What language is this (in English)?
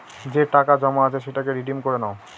Bangla